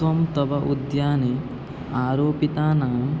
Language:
Sanskrit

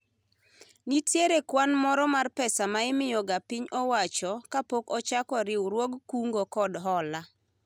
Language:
Luo (Kenya and Tanzania)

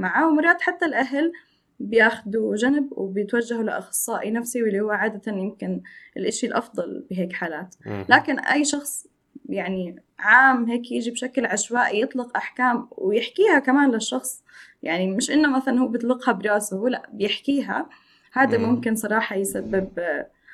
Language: Arabic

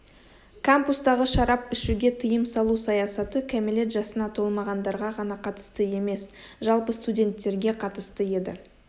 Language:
Kazakh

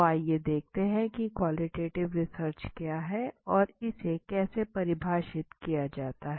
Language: Hindi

